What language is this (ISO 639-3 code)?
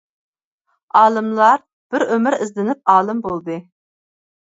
uig